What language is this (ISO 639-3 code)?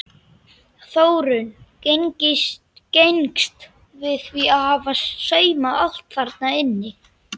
isl